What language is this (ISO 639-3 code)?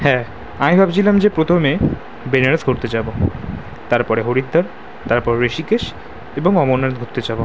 ben